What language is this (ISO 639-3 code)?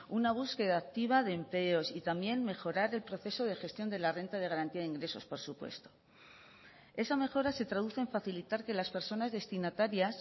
spa